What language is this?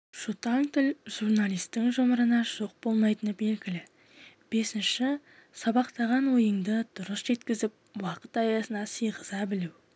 Kazakh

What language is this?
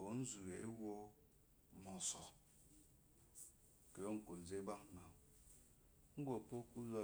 Eloyi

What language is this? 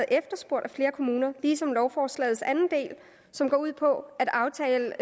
Danish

